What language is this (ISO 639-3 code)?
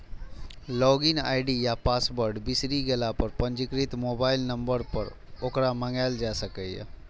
mai